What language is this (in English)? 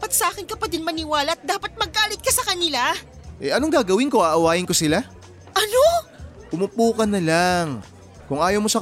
Filipino